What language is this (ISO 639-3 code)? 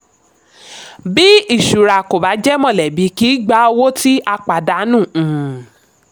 yor